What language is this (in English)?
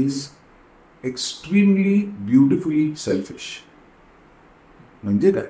Marathi